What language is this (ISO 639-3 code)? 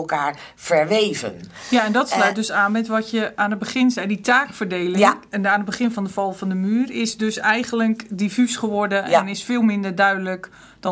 nld